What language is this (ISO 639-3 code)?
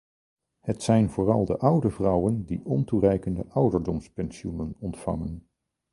nld